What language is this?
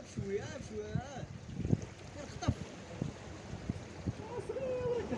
Arabic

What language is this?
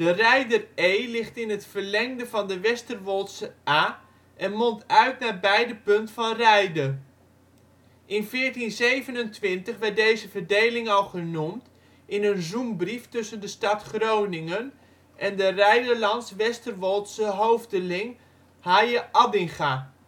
Dutch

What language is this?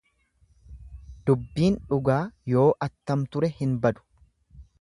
Oromo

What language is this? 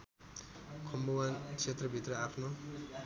Nepali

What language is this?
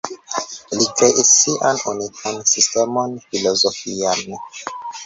Esperanto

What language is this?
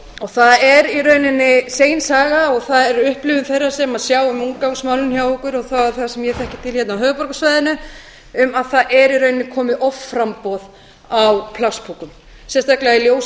Icelandic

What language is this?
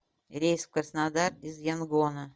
Russian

